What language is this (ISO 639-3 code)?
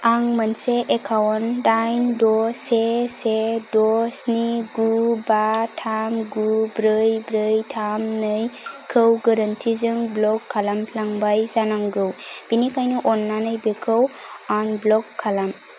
brx